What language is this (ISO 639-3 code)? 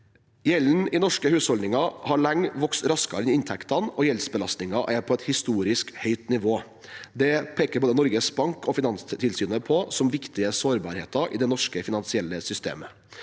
nor